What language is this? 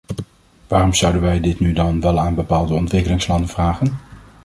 Dutch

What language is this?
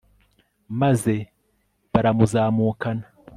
Kinyarwanda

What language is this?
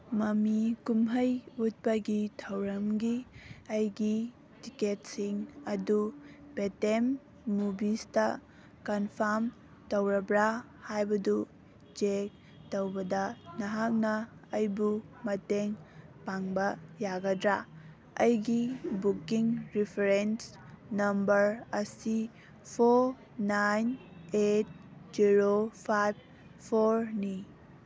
Manipuri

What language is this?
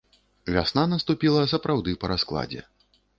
Belarusian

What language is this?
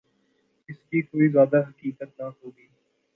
Urdu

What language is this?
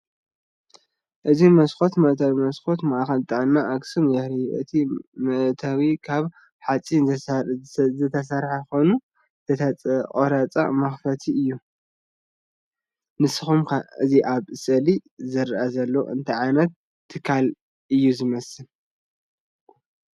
Tigrinya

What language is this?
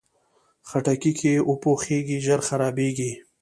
Pashto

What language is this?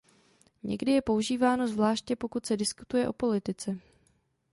Czech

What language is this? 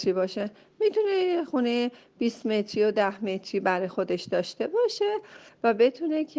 Persian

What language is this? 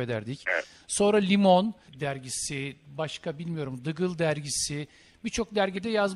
Turkish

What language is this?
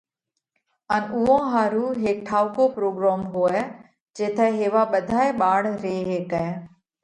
Parkari Koli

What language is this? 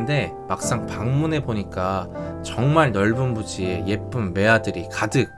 Korean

